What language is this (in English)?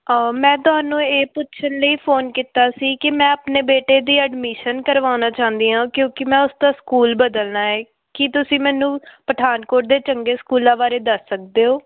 Punjabi